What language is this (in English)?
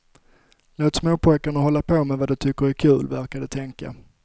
Swedish